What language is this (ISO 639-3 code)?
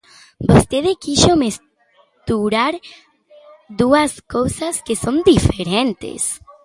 glg